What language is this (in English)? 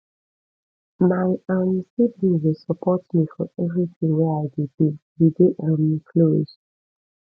Nigerian Pidgin